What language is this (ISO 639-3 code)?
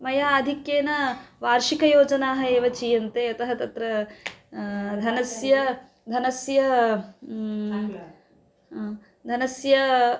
san